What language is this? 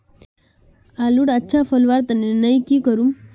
Magahi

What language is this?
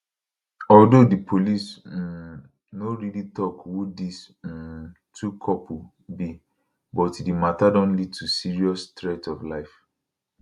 Nigerian Pidgin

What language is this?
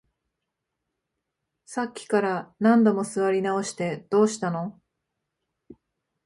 Japanese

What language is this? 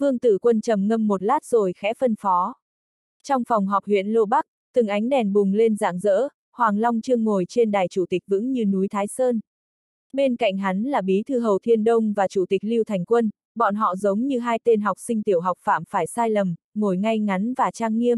Vietnamese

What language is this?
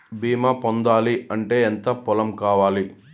Telugu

